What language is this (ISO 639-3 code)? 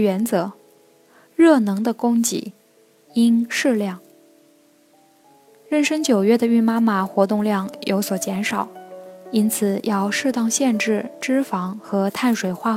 zho